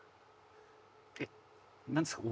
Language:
Japanese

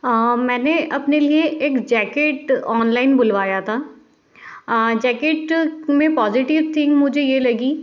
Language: Hindi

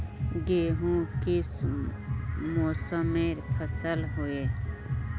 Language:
Magahi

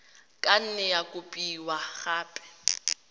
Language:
Tswana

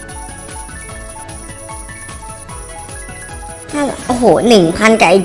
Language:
Thai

